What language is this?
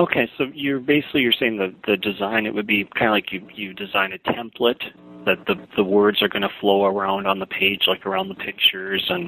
English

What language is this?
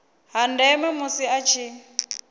Venda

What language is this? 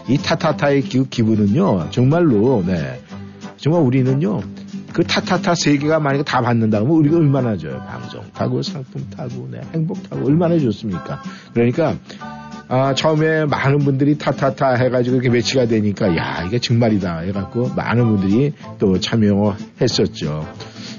Korean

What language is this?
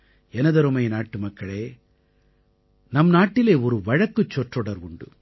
Tamil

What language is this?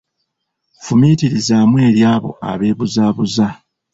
Ganda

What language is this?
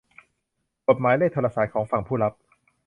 Thai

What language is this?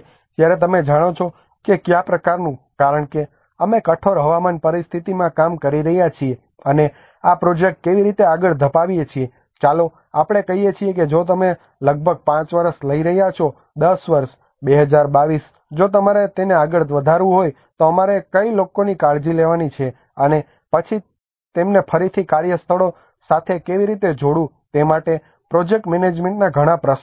Gujarati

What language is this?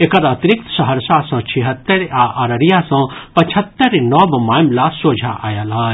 Maithili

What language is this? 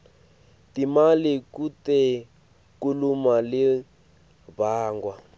Swati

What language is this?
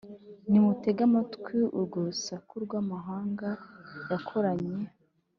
Kinyarwanda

